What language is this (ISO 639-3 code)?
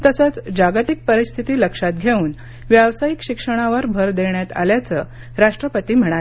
mar